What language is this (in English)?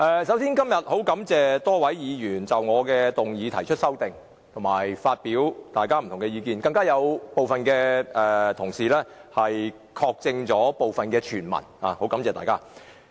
Cantonese